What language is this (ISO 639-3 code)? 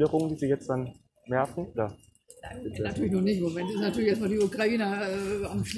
deu